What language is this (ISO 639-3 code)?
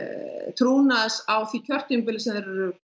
isl